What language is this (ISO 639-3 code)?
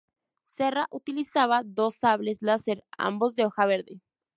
spa